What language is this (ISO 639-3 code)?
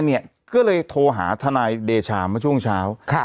tha